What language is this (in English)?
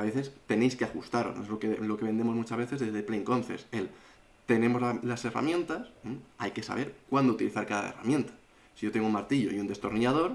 Spanish